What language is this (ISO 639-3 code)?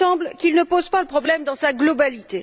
fra